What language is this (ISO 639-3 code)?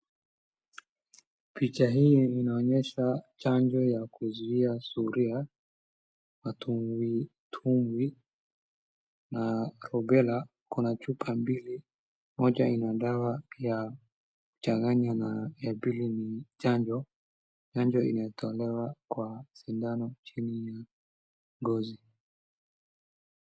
swa